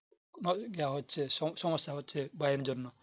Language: Bangla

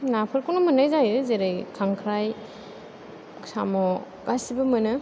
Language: Bodo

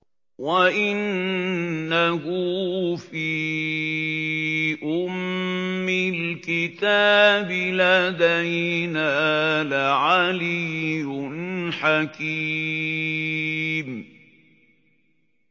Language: Arabic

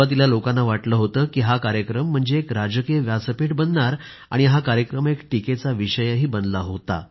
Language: Marathi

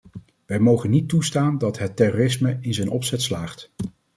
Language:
Dutch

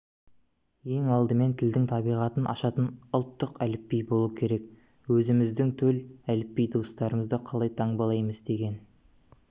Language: Kazakh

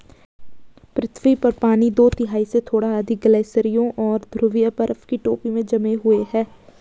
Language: Hindi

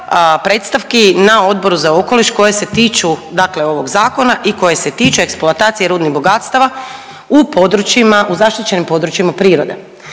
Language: Croatian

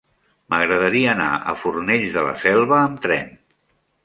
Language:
Catalan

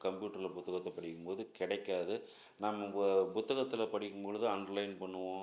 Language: Tamil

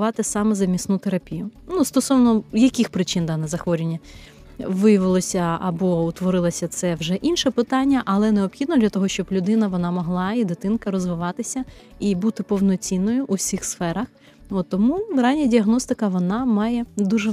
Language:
Ukrainian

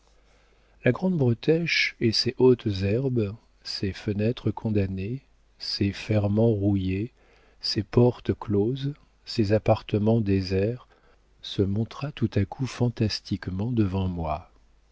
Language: French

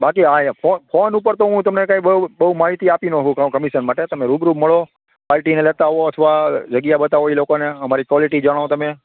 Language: Gujarati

